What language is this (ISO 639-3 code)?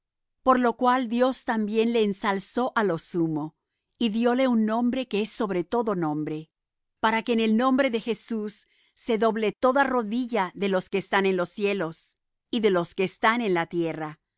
spa